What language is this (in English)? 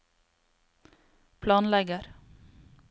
Norwegian